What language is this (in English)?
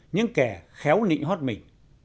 Vietnamese